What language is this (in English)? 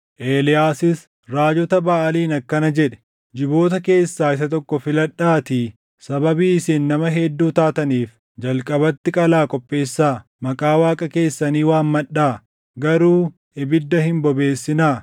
Oromo